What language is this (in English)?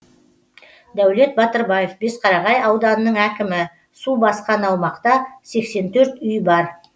Kazakh